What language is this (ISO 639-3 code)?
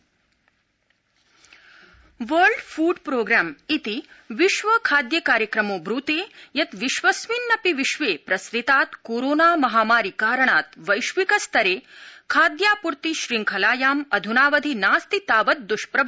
san